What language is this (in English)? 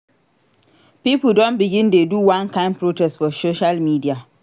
Nigerian Pidgin